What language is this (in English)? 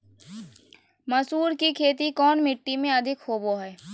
Magahi